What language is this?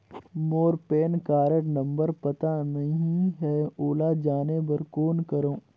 Chhattisgarhi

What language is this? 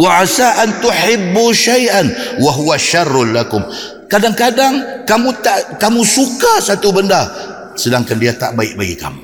Malay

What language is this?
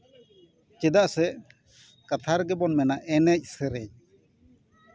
Santali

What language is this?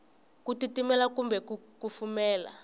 Tsonga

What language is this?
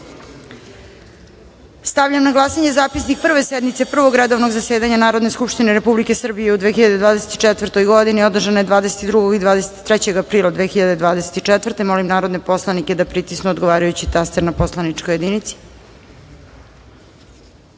Serbian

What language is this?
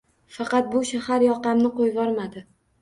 Uzbek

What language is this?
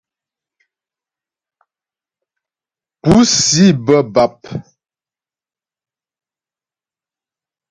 Ghomala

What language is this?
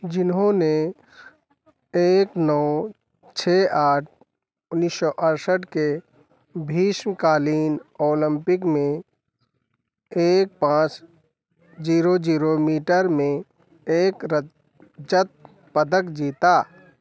Hindi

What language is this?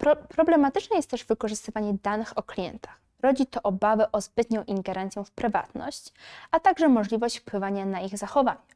Polish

